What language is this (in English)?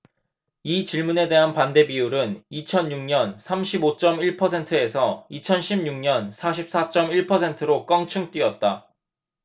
Korean